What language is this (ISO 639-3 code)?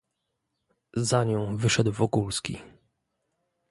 pol